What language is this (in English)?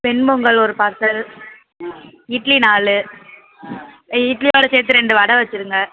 Tamil